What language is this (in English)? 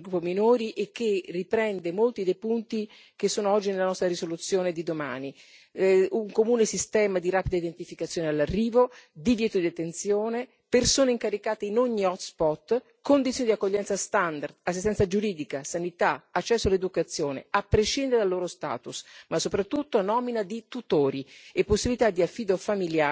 Italian